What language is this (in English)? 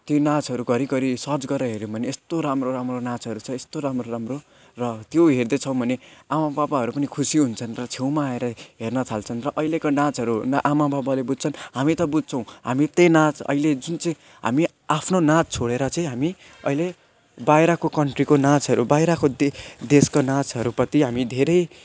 Nepali